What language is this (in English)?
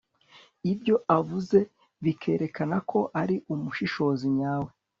Kinyarwanda